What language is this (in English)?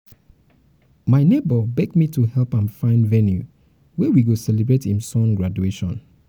Nigerian Pidgin